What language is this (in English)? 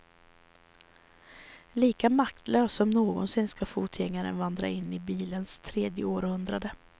Swedish